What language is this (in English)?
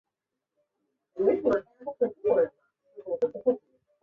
Chinese